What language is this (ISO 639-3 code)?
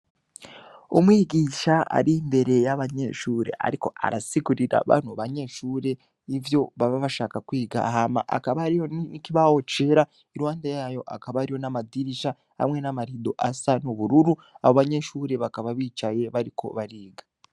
run